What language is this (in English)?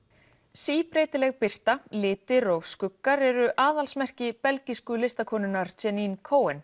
Icelandic